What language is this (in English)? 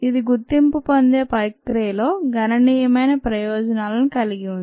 Telugu